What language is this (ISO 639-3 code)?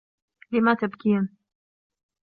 ara